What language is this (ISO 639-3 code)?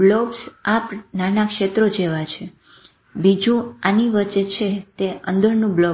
guj